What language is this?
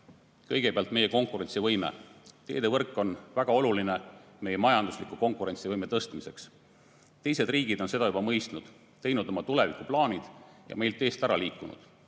Estonian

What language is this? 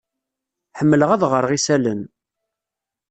Kabyle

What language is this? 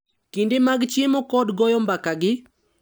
Luo (Kenya and Tanzania)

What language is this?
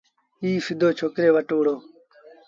Sindhi Bhil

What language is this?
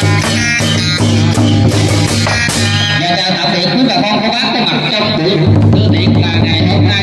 Vietnamese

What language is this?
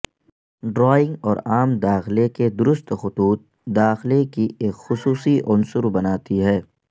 Urdu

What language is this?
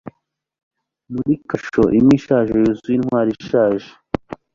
Kinyarwanda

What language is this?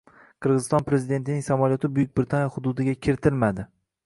Uzbek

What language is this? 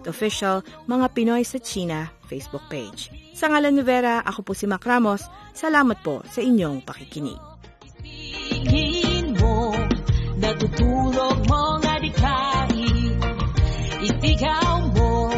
Filipino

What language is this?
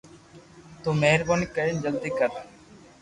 Loarki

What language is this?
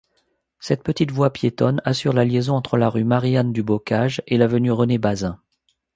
French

